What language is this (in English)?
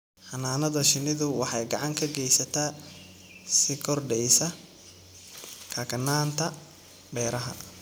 Somali